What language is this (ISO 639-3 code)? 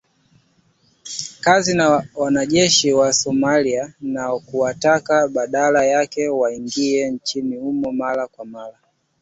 swa